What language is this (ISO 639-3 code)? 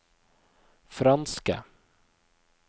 nor